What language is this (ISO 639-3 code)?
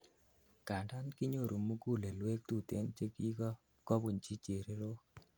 kln